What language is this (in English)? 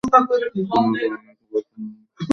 Bangla